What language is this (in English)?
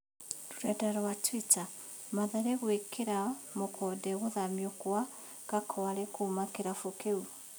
Kikuyu